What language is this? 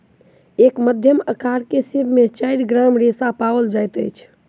Maithili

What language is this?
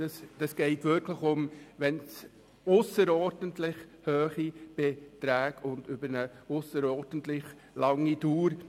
Swiss German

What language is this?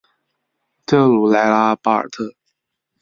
Chinese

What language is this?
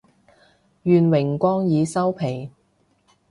Cantonese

